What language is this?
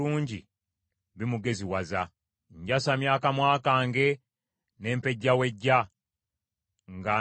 Ganda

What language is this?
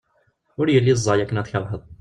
Kabyle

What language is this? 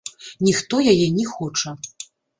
Belarusian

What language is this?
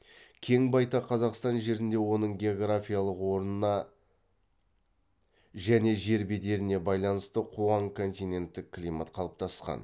Kazakh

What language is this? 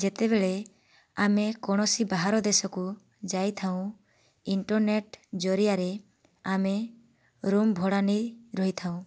Odia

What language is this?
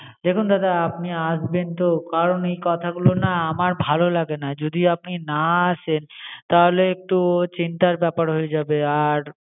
Bangla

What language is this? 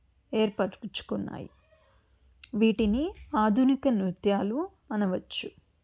Telugu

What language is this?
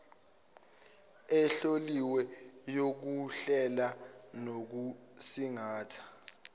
Zulu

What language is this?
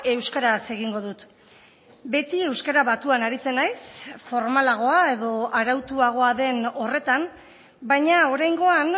Basque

